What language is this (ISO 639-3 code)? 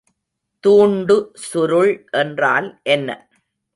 tam